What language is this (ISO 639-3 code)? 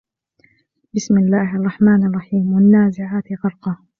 ara